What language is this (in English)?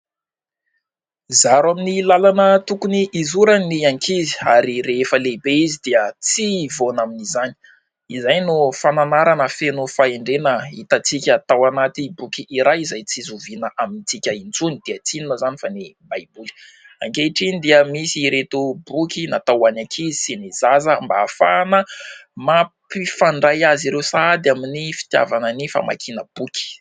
Malagasy